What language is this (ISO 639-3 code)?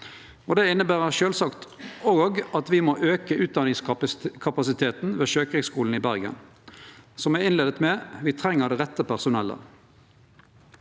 nor